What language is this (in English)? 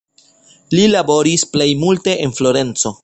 Esperanto